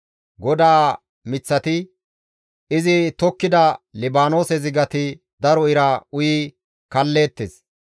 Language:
Gamo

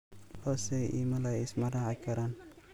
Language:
Somali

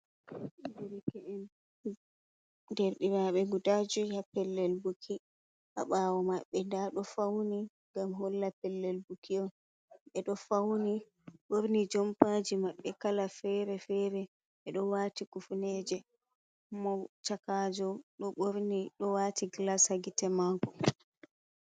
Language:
Fula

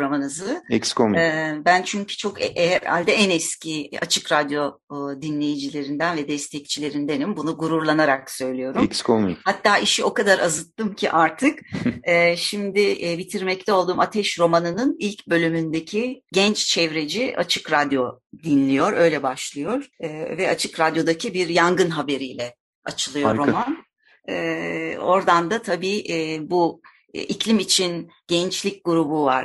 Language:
Turkish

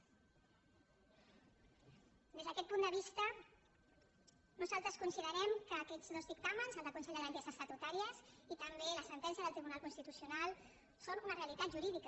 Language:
Catalan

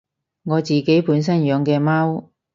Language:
Cantonese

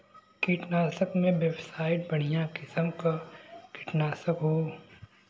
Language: Bhojpuri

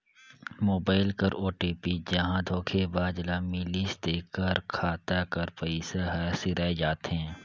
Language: Chhattisgarhi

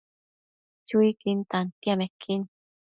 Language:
Matsés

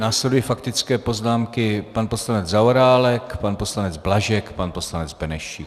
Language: Czech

